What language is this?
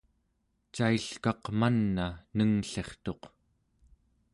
Central Yupik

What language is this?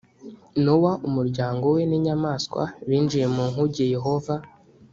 Kinyarwanda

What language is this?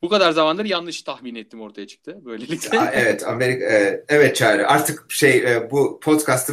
Turkish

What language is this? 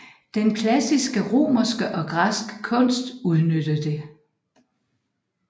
Danish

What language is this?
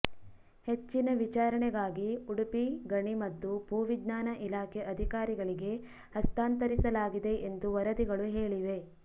Kannada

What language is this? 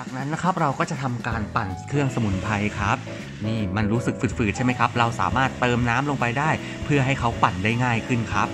Thai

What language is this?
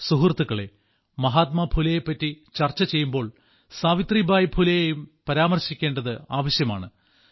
Malayalam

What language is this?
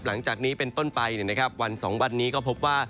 Thai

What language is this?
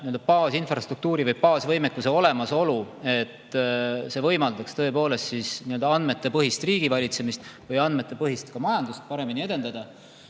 Estonian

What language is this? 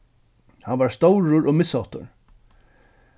Faroese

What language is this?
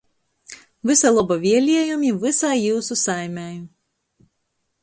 Latgalian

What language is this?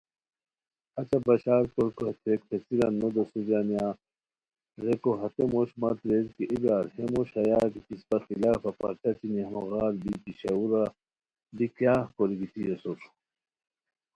Khowar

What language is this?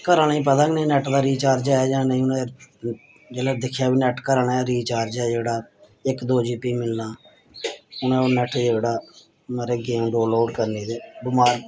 Dogri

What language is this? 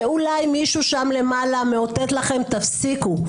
Hebrew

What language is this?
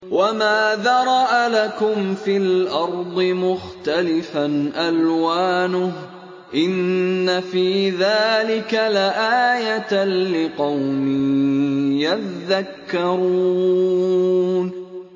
Arabic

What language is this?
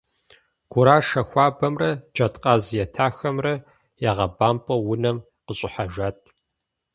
Kabardian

